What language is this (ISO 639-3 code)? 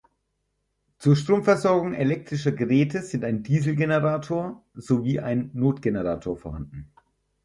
deu